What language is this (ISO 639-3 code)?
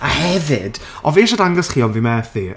cym